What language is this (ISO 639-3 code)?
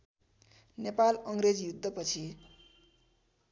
nep